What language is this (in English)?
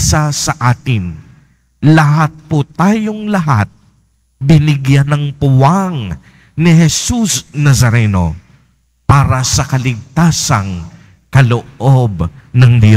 Filipino